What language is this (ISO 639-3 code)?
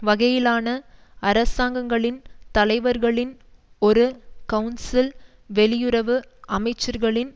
tam